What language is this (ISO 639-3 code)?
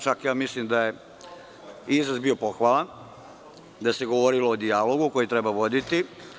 srp